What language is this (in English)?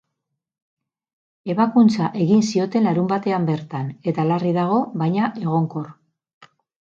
Basque